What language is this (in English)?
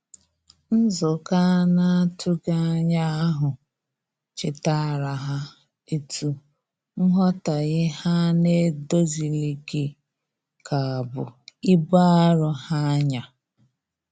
Igbo